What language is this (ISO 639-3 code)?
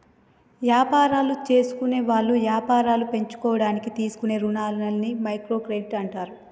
tel